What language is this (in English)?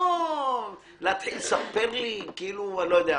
Hebrew